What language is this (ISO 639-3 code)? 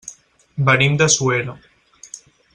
cat